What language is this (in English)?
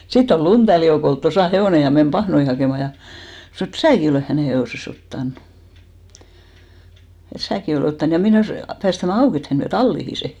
Finnish